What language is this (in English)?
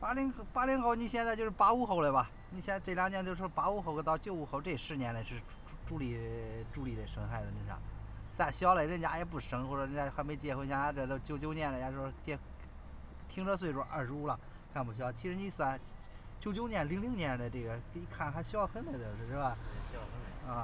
Chinese